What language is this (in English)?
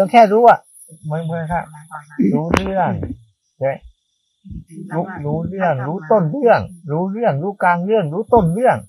Thai